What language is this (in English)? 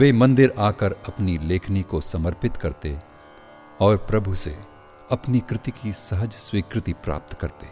Hindi